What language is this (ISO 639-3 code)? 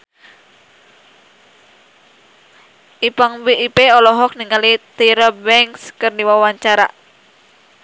sun